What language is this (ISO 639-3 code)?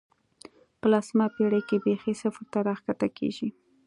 pus